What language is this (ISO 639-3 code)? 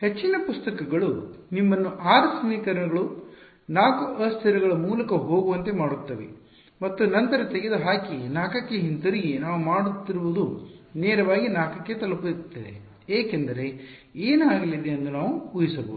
kan